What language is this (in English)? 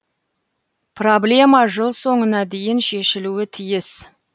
Kazakh